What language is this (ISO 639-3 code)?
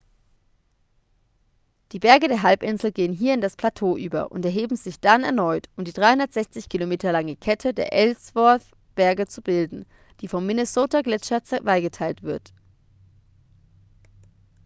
deu